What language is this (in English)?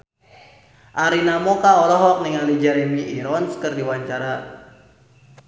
Sundanese